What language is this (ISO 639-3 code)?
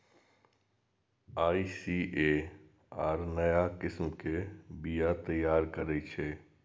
mai